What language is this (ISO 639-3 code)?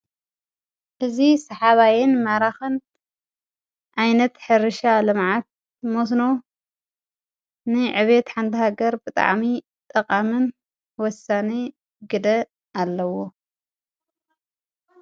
tir